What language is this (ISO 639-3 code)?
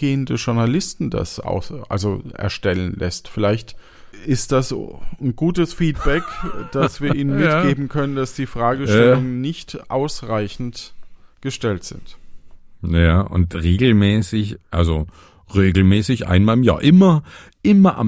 deu